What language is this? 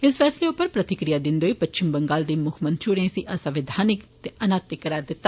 Dogri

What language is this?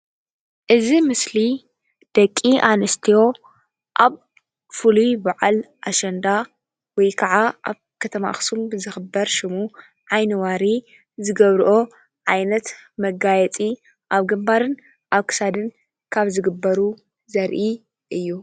Tigrinya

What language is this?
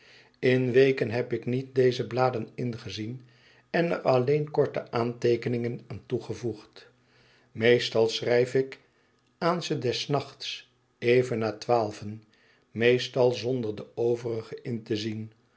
Dutch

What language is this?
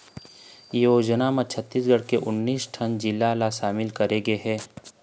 Chhattisgarhi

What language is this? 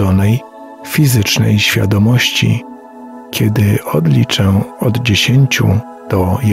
Polish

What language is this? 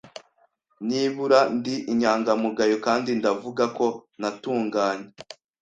Kinyarwanda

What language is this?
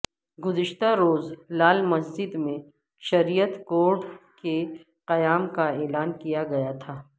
Urdu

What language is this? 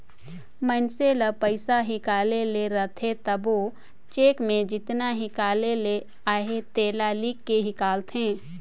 Chhattisgarhi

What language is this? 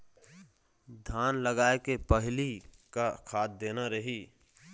Chhattisgarhi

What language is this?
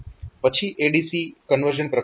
Gujarati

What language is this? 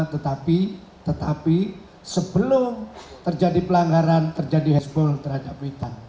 Indonesian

